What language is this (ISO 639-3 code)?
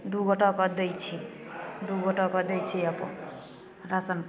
mai